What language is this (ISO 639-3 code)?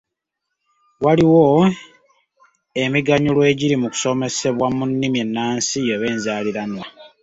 lug